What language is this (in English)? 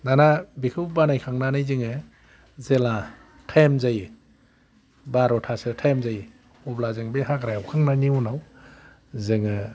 Bodo